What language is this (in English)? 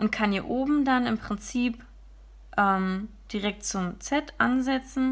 German